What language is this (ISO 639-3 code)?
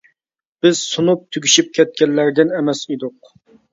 uig